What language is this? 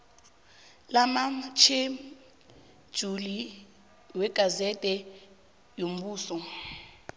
South Ndebele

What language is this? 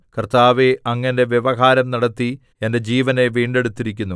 Malayalam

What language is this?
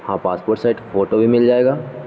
Urdu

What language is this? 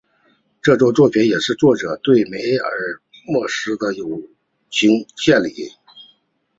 Chinese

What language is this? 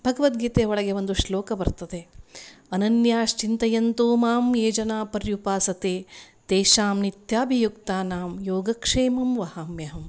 Kannada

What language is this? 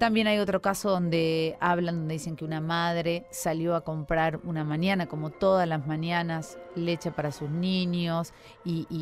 Spanish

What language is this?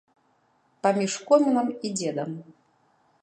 Belarusian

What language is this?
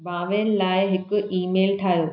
Sindhi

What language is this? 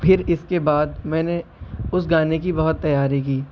Urdu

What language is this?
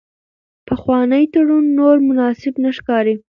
Pashto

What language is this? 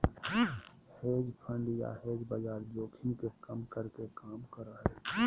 Magahi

